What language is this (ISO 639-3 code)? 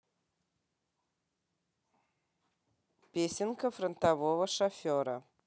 rus